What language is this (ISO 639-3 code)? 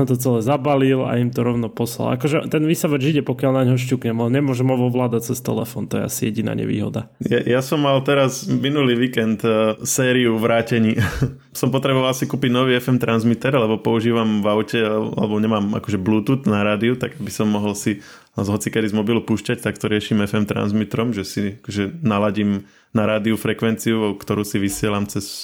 slk